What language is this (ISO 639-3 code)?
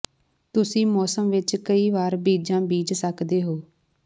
pan